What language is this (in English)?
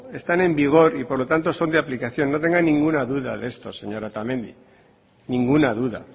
Spanish